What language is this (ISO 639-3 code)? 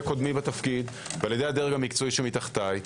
heb